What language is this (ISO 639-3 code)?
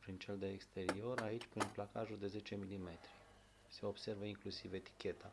ron